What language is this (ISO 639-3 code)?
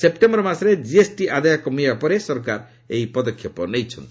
ori